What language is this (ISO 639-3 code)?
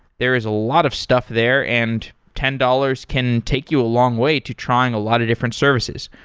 eng